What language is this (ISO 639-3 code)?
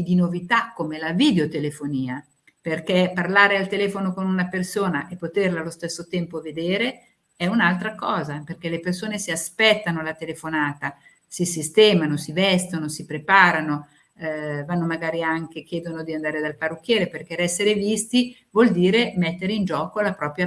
ita